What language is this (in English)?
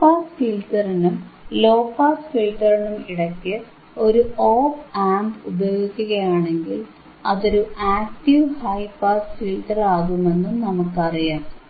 Malayalam